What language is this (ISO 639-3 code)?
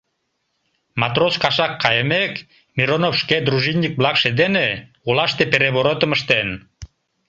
chm